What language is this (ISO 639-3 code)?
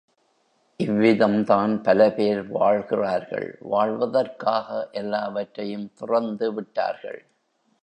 tam